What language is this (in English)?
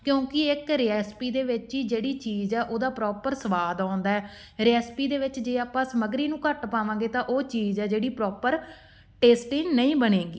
Punjabi